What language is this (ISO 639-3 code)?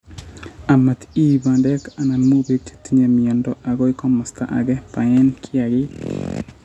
kln